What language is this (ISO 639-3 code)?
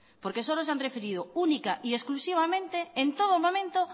spa